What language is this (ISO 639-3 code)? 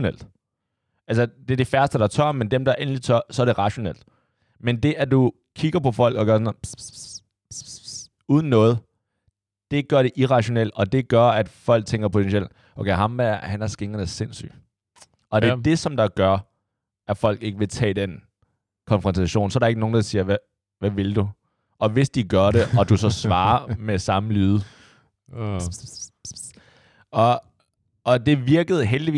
dan